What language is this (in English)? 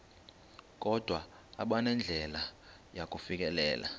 Xhosa